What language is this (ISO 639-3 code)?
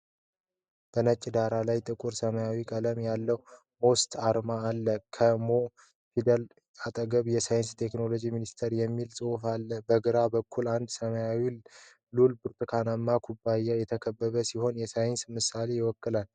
amh